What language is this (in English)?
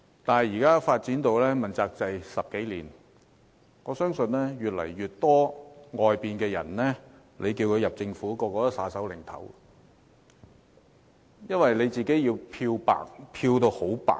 Cantonese